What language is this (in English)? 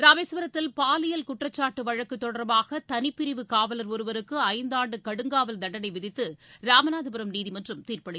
Tamil